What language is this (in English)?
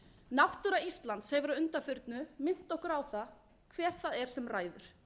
Icelandic